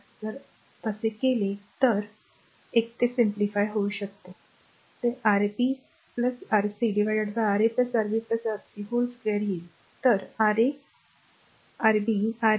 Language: Marathi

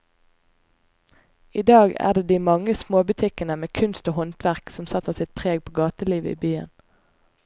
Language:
Norwegian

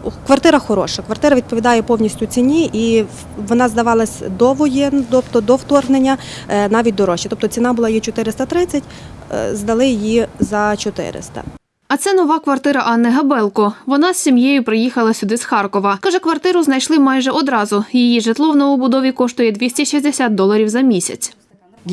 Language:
Ukrainian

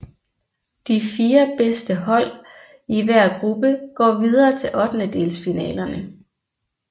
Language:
Danish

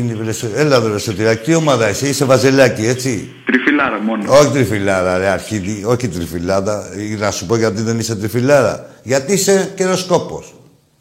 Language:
Greek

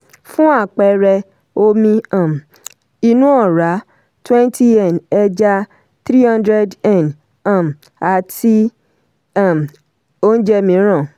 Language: Yoruba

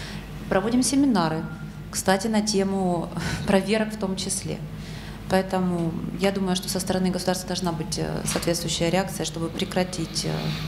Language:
Russian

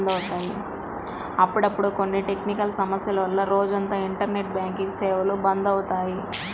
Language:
Telugu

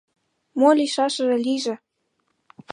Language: Mari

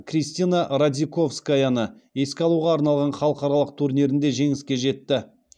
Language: Kazakh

